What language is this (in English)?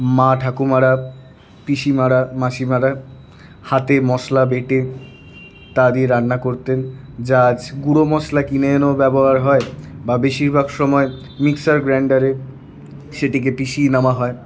Bangla